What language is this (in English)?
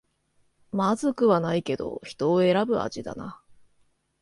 Japanese